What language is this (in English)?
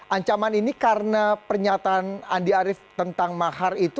Indonesian